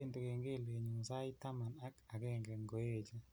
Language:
Kalenjin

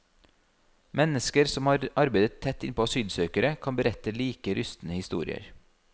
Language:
Norwegian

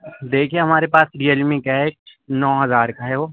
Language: Urdu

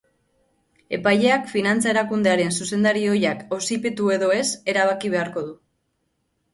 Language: Basque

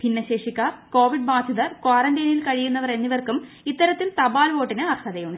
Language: Malayalam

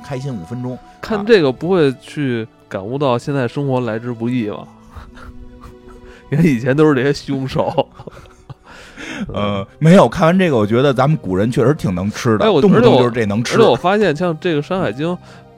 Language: Chinese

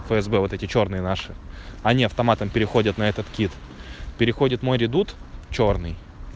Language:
Russian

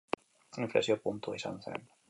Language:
Basque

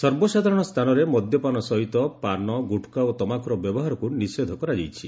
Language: Odia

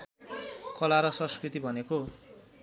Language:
Nepali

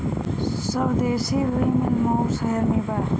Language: Bhojpuri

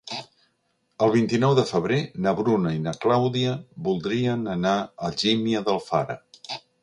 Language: Catalan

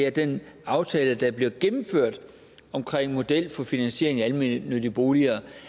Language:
Danish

